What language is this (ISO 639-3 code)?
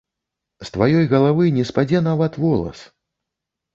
bel